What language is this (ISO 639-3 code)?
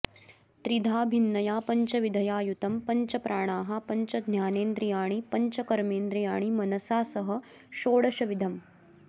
san